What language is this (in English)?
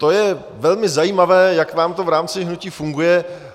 Czech